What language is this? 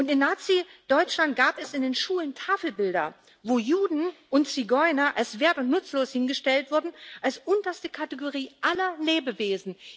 German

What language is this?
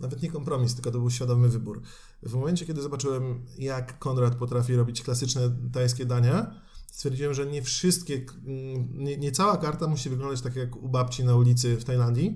Polish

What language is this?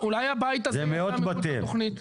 Hebrew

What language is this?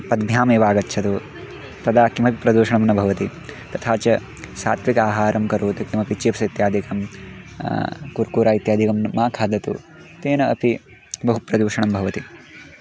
Sanskrit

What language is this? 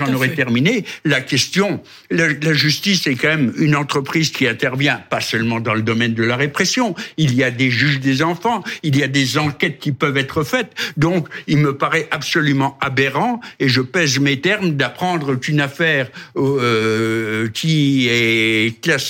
French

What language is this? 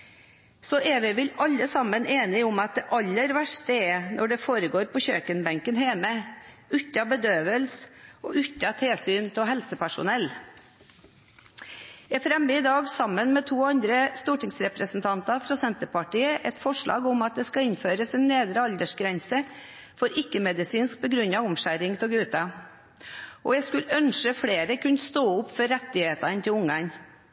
Norwegian Bokmål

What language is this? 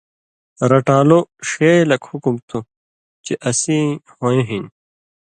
Indus Kohistani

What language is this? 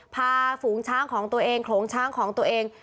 Thai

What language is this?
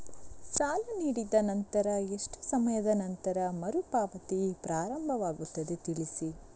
Kannada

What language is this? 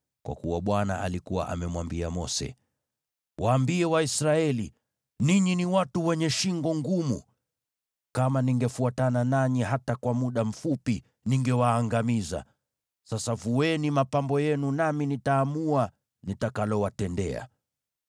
Swahili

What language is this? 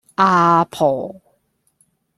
Cantonese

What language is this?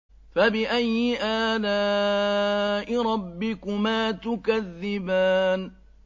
Arabic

